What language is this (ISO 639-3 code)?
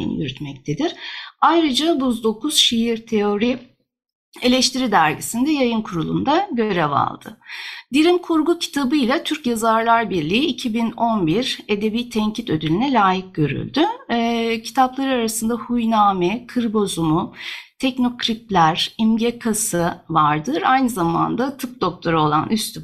tur